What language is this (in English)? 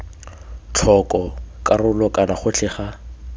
Tswana